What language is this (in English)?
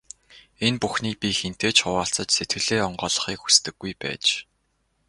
Mongolian